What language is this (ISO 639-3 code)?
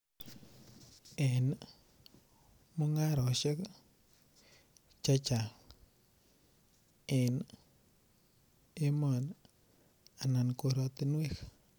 kln